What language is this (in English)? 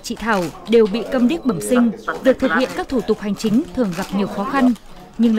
Vietnamese